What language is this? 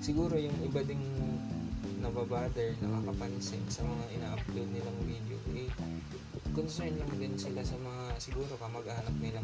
Filipino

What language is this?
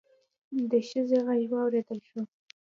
Pashto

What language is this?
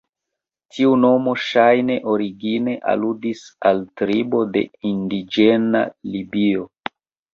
Esperanto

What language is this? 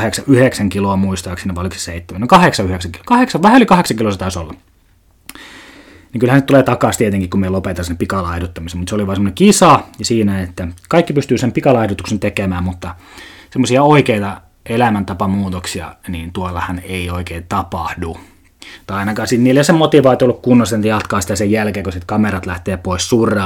Finnish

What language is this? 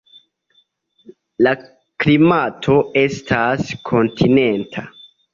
Esperanto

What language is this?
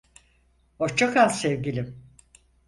Turkish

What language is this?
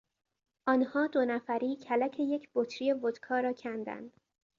Persian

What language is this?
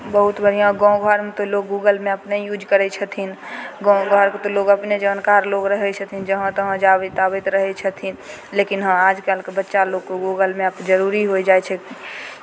Maithili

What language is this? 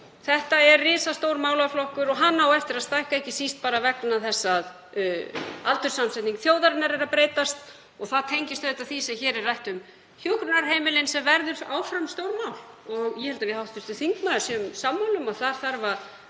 Icelandic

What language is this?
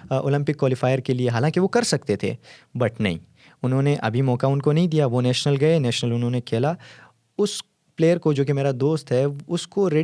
Urdu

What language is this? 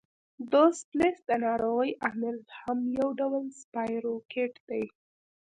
Pashto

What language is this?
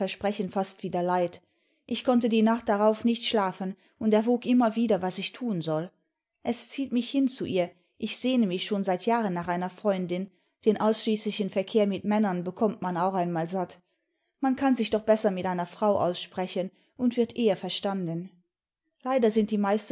German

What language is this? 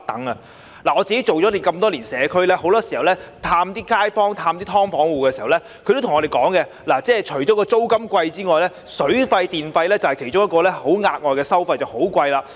Cantonese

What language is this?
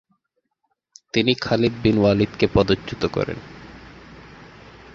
Bangla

